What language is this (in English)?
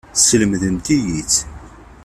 Kabyle